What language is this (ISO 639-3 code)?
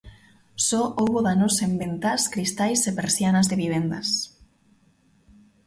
glg